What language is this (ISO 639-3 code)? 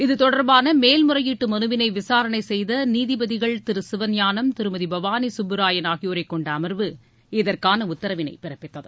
tam